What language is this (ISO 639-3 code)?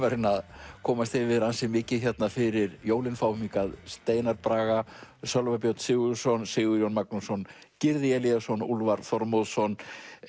isl